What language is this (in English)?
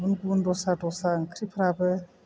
Bodo